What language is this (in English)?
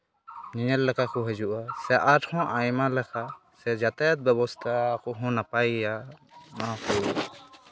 Santali